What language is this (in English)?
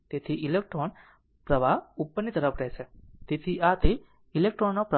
Gujarati